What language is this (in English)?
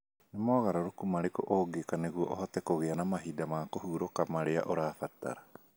Kikuyu